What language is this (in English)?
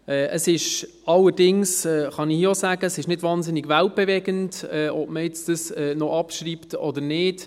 Swiss German